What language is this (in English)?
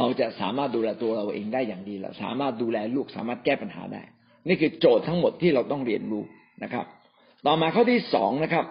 Thai